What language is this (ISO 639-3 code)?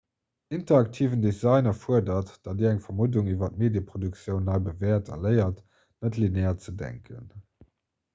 ltz